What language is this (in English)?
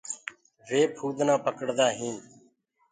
Gurgula